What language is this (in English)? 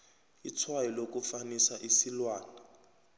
South Ndebele